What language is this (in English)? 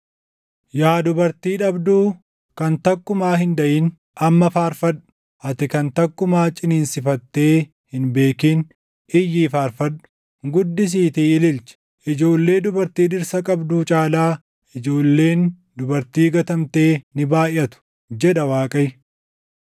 Oromo